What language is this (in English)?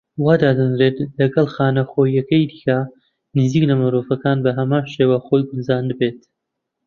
Central Kurdish